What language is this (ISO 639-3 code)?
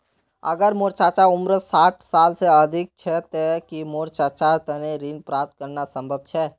mag